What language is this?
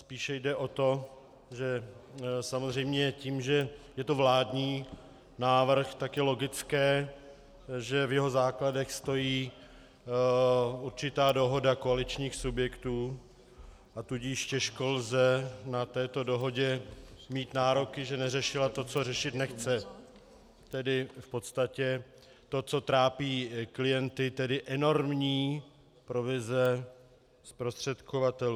Czech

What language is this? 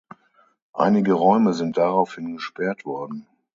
German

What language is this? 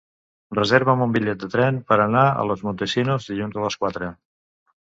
Catalan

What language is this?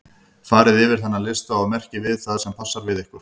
Icelandic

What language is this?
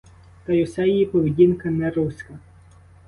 Ukrainian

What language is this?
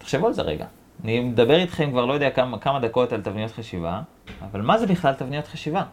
Hebrew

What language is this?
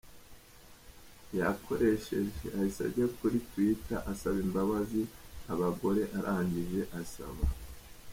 Kinyarwanda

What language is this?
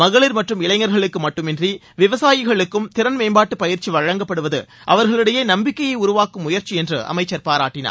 Tamil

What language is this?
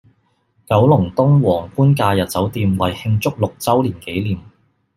Cantonese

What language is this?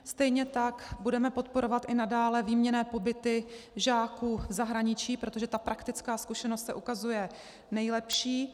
Czech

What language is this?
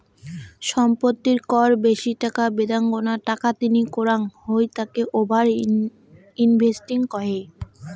Bangla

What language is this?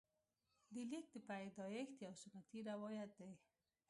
Pashto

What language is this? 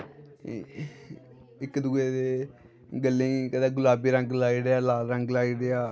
Dogri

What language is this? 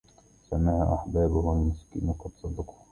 Arabic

